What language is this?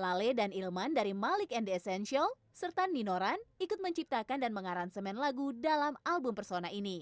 Indonesian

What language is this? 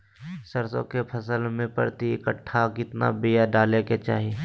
Magahi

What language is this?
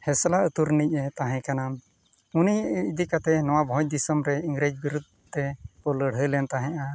Santali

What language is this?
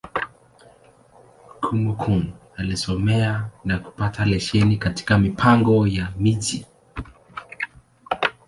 Swahili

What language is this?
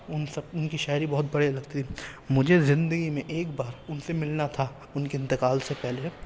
Urdu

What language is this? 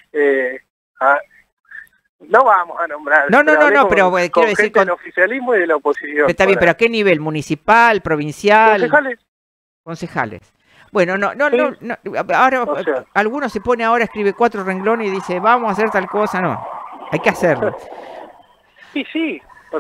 Spanish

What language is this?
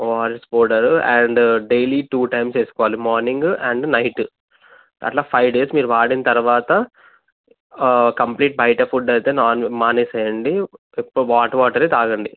Telugu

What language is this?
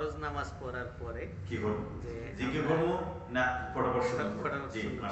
Arabic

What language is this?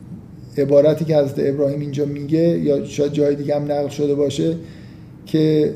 Persian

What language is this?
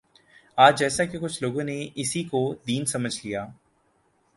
Urdu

